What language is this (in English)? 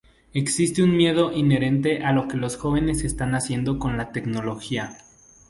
Spanish